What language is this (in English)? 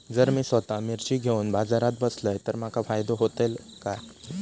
Marathi